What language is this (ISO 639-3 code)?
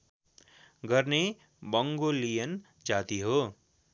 nep